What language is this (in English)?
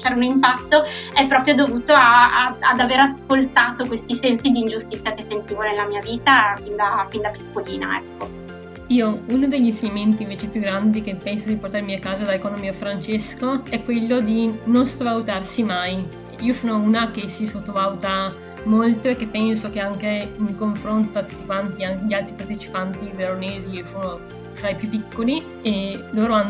Italian